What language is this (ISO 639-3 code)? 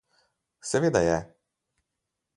slv